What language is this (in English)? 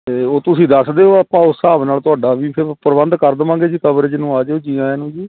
Punjabi